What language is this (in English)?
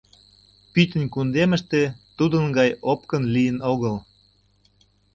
Mari